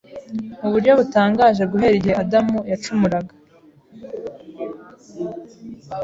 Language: Kinyarwanda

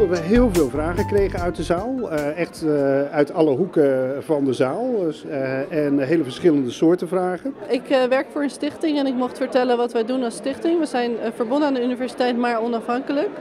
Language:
Dutch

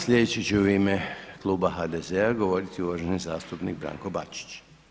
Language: Croatian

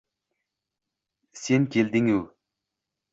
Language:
Uzbek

